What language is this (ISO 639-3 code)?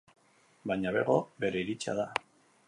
eus